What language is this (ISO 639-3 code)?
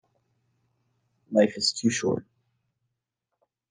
eng